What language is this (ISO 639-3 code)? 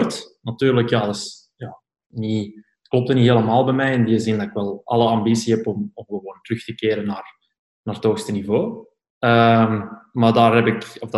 nld